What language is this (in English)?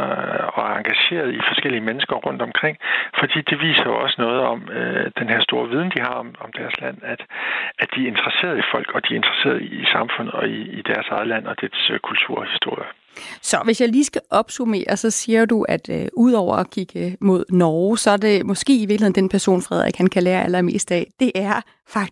Danish